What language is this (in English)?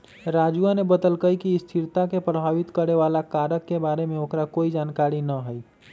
Magahi